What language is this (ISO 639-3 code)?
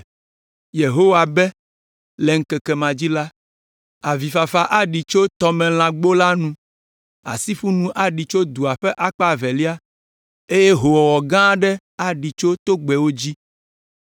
ewe